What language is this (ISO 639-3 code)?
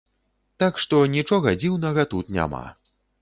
bel